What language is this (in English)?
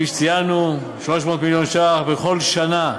Hebrew